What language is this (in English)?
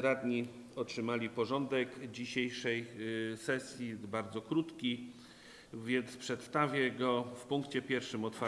Polish